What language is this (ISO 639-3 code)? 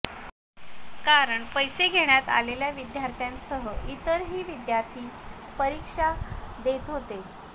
mar